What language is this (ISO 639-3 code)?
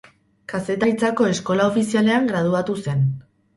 eus